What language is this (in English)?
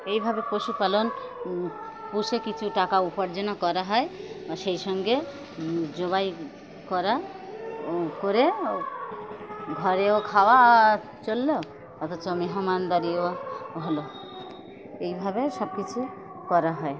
Bangla